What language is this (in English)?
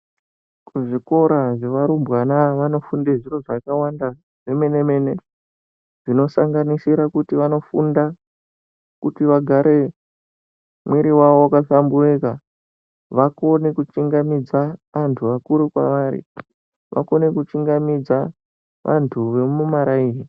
Ndau